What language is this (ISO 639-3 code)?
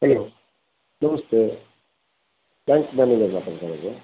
kan